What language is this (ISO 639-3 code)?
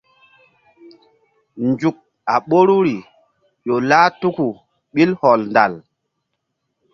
mdd